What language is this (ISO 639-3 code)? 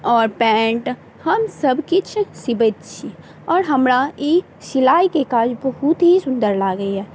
mai